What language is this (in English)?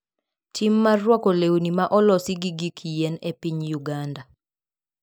Luo (Kenya and Tanzania)